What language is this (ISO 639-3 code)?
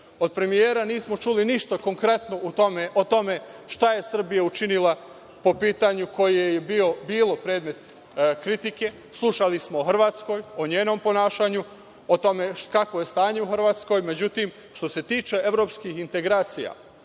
srp